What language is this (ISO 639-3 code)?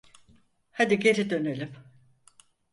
tur